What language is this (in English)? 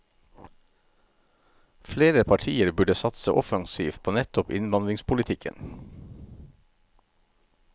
Norwegian